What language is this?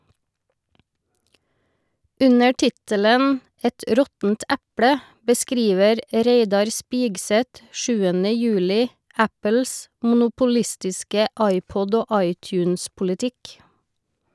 Norwegian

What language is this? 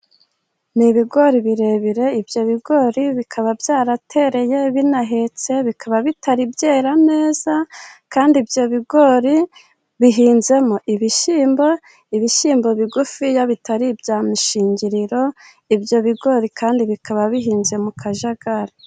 Kinyarwanda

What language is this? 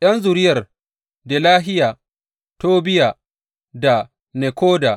Hausa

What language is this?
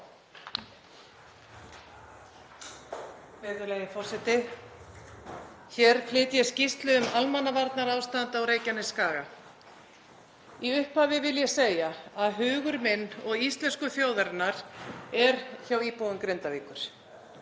Icelandic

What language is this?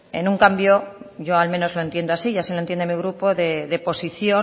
Spanish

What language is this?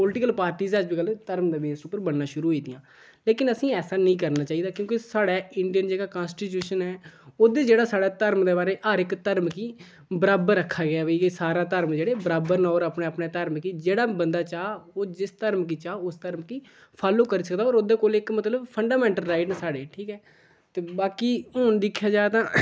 Dogri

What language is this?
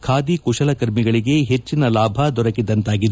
Kannada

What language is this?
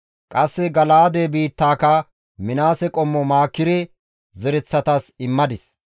Gamo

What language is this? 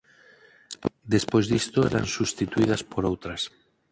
Galician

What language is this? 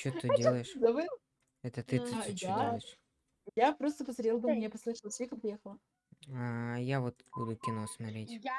Russian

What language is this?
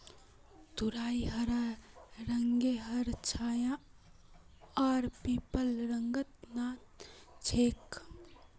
Magahi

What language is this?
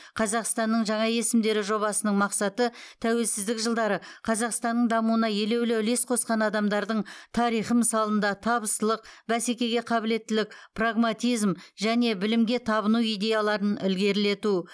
Kazakh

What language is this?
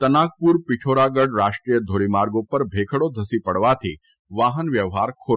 Gujarati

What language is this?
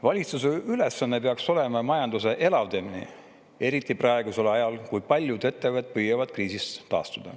Estonian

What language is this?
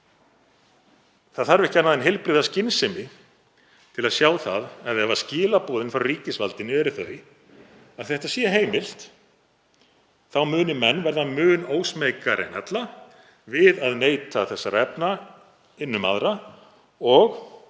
Icelandic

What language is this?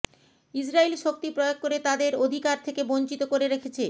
Bangla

